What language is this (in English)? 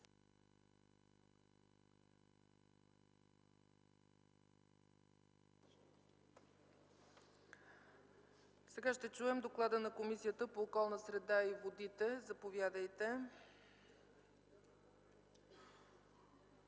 Bulgarian